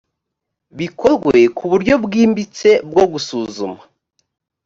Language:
Kinyarwanda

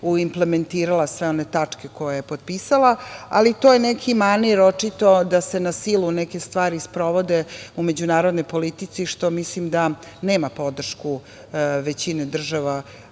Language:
Serbian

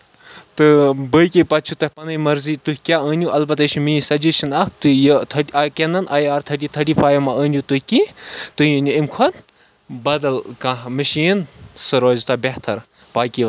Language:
Kashmiri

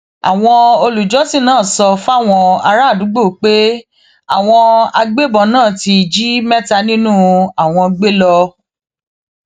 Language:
Yoruba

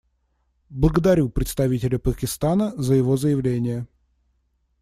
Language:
Russian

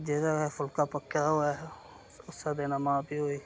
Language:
Dogri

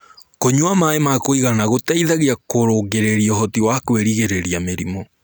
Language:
Kikuyu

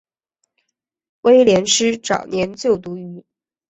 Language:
Chinese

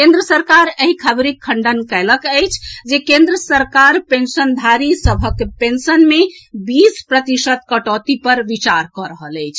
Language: Maithili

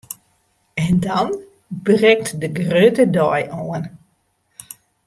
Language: Western Frisian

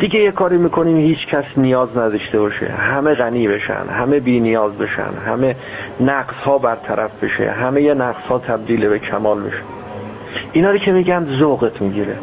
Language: Persian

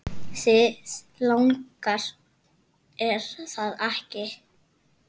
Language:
Icelandic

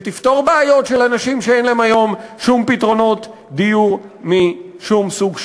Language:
Hebrew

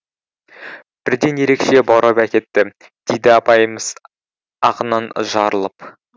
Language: Kazakh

